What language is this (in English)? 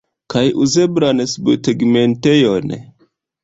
Esperanto